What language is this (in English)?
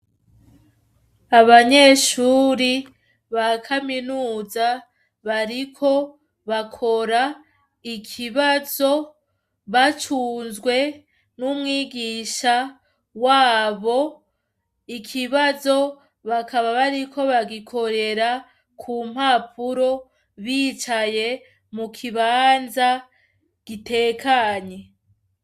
Rundi